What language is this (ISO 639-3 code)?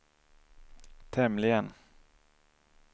swe